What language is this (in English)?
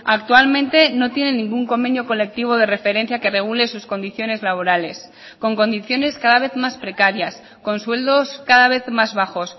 Spanish